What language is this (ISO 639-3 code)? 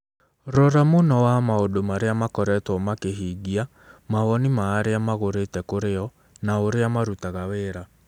kik